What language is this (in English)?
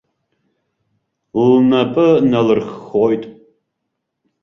Abkhazian